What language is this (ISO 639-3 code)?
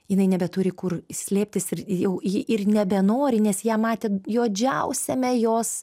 lit